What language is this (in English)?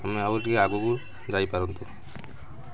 Odia